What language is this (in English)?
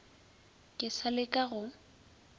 Northern Sotho